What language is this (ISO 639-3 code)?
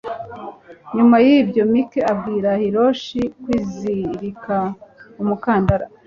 kin